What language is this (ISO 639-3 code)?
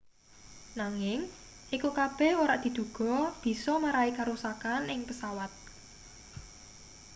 jav